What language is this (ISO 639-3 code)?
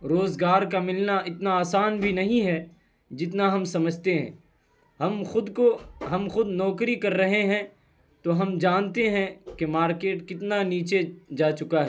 urd